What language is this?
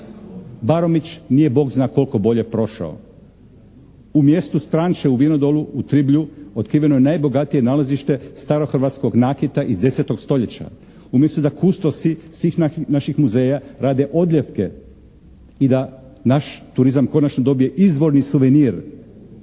Croatian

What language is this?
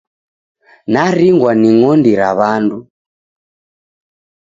Taita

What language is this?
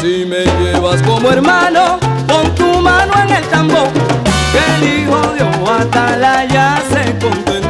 Spanish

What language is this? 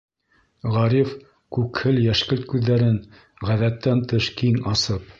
Bashkir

